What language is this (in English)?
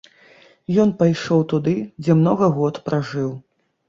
Belarusian